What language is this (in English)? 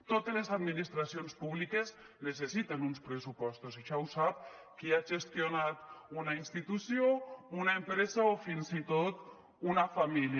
Catalan